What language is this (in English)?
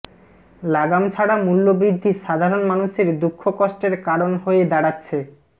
Bangla